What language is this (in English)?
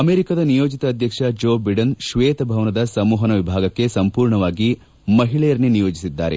Kannada